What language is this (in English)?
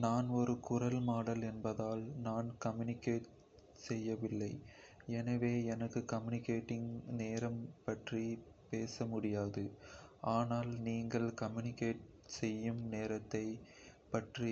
Kota (India)